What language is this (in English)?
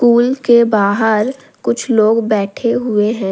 Hindi